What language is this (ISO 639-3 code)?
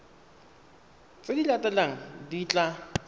tsn